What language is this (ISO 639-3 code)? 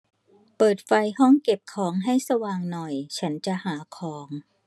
tha